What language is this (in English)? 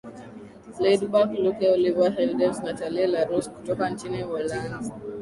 Swahili